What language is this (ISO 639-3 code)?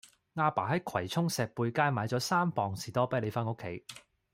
yue